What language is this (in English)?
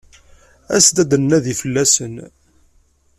Kabyle